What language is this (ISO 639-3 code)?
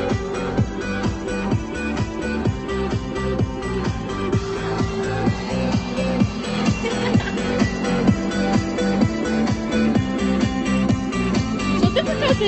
rus